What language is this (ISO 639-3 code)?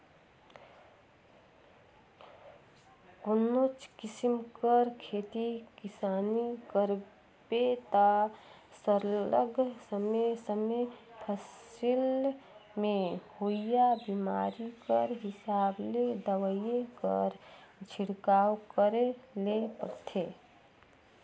hne